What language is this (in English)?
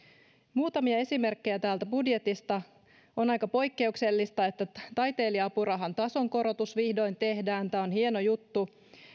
Finnish